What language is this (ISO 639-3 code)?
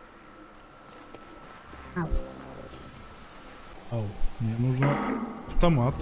rus